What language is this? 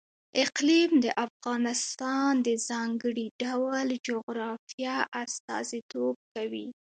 Pashto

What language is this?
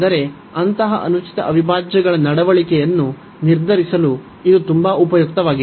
Kannada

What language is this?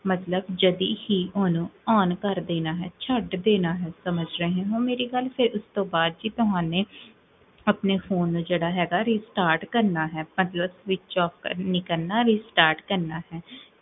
Punjabi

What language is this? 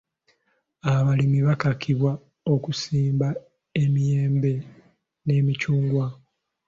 Ganda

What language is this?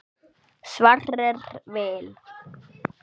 Icelandic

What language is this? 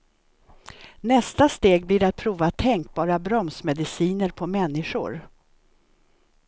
Swedish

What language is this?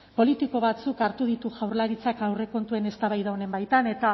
Basque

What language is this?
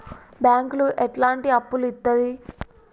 Telugu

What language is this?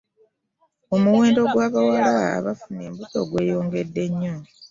Ganda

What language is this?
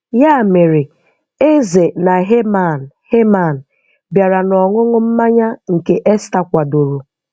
Igbo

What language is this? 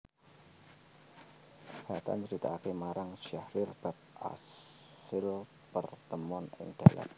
Javanese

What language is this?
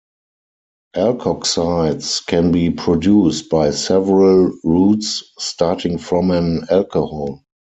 English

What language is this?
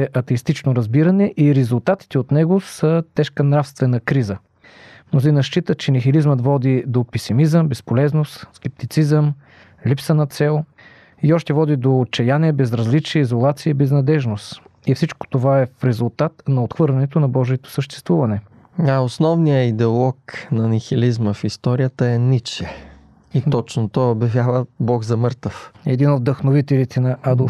Bulgarian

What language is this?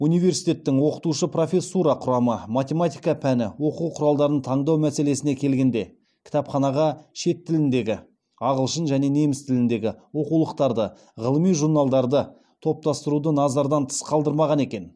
Kazakh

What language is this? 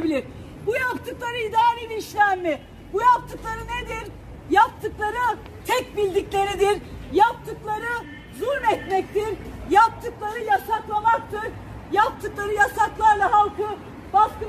Turkish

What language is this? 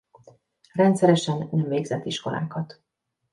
Hungarian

